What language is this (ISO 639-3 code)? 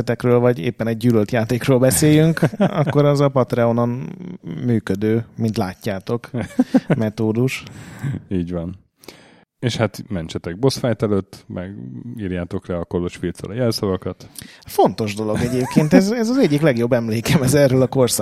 hun